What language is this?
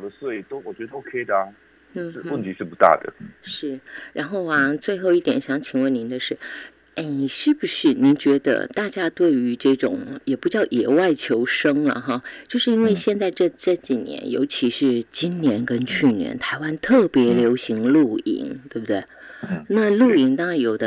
Chinese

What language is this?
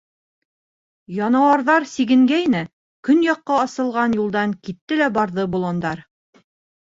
Bashkir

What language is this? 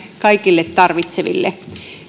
Finnish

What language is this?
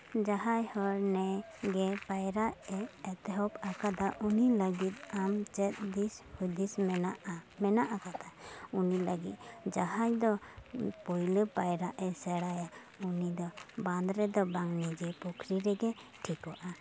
Santali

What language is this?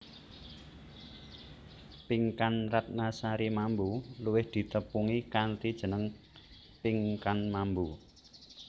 Javanese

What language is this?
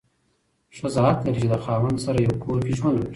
Pashto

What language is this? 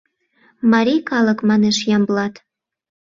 Mari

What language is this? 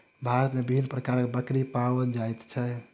Maithili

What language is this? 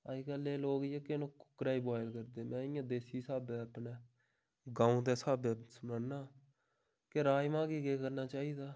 Dogri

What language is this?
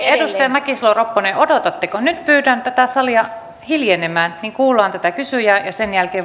Finnish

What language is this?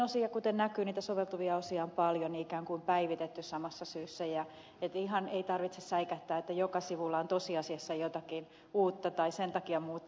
Finnish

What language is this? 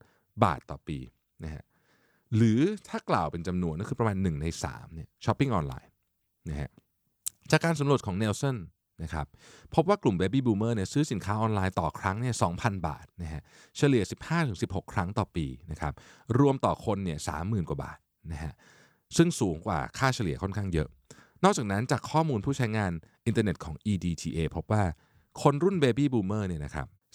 Thai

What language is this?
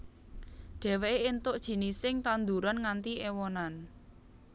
Javanese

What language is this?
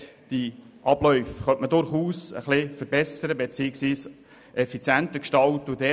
Swiss German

